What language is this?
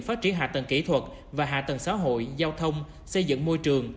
Vietnamese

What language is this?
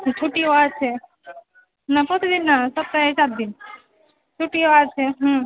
Bangla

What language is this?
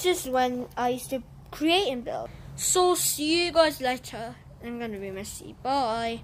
English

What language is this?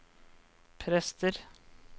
Norwegian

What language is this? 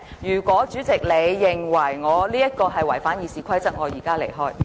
Cantonese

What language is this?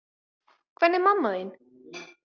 Icelandic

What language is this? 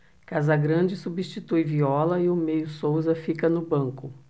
Portuguese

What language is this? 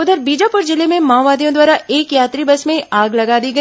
Hindi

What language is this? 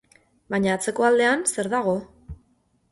Basque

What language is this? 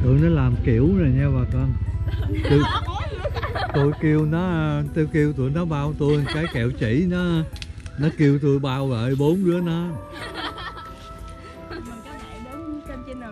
Vietnamese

